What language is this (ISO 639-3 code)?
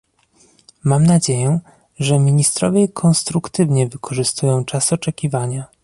pol